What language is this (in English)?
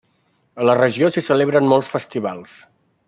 Catalan